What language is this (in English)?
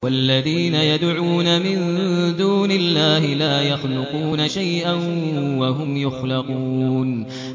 Arabic